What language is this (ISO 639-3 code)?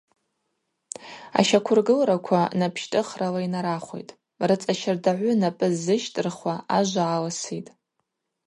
abq